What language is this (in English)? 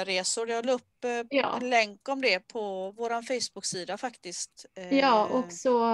Swedish